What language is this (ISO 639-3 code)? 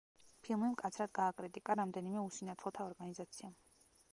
kat